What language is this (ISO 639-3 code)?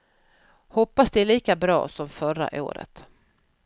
swe